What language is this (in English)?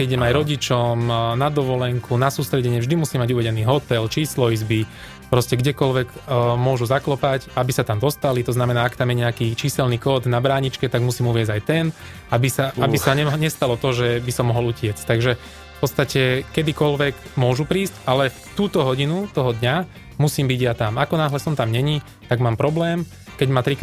Slovak